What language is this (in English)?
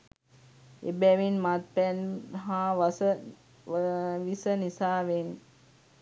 Sinhala